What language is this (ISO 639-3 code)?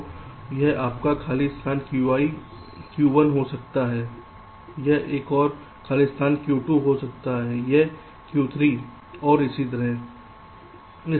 hin